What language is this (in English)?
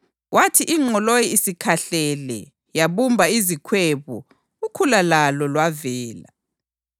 North Ndebele